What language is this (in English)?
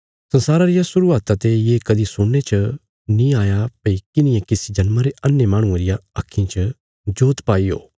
Bilaspuri